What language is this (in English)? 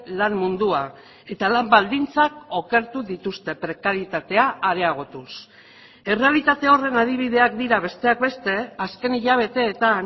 Basque